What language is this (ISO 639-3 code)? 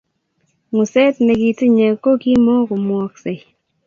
kln